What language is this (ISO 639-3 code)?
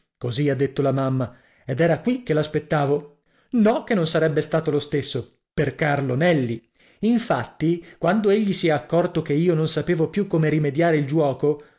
ita